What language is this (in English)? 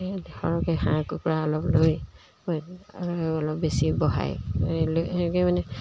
Assamese